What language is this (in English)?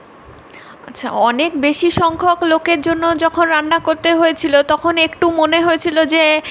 Bangla